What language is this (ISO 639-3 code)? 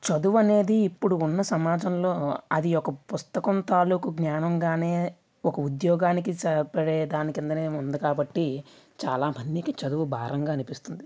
tel